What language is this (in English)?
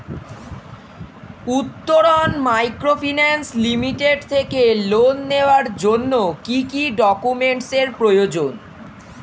Bangla